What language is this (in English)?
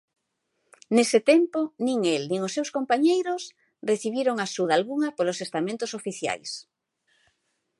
Galician